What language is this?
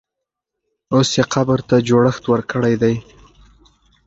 Pashto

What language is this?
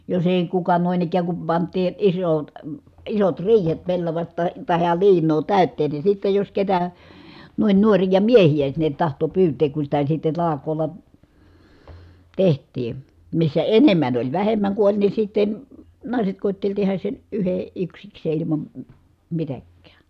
Finnish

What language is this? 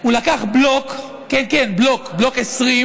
Hebrew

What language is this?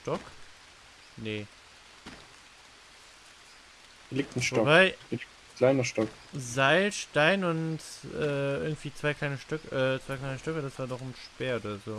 German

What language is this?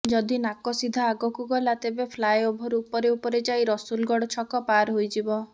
Odia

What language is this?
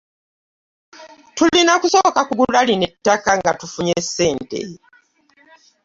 Ganda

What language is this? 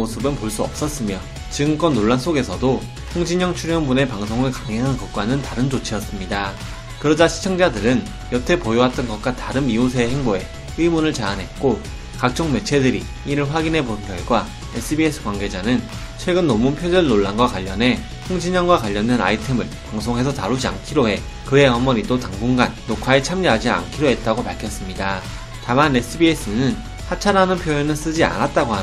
Korean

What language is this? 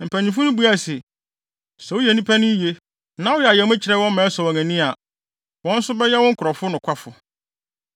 Akan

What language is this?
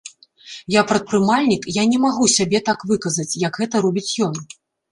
Belarusian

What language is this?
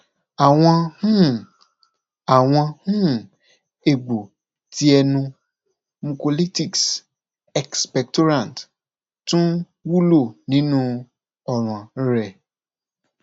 Yoruba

